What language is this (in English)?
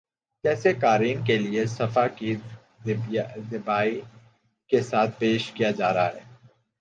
Urdu